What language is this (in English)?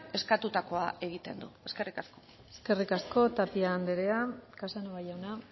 Basque